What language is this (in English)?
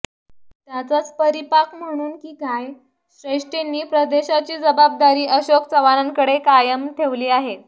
Marathi